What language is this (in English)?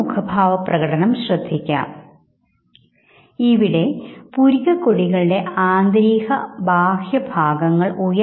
Malayalam